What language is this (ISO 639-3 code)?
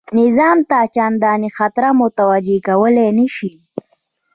pus